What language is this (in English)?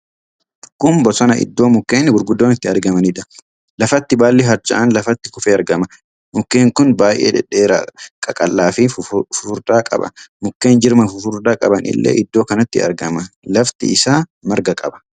Oromo